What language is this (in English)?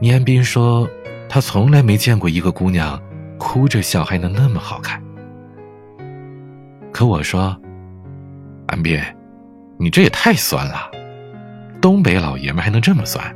Chinese